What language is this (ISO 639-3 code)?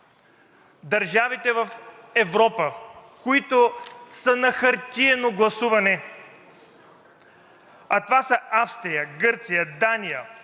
bul